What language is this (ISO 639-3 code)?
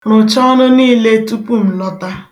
ibo